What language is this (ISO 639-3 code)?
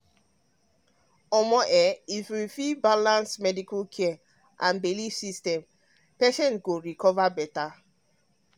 pcm